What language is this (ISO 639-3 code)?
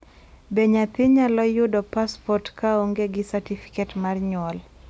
luo